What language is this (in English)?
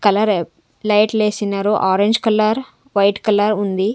Telugu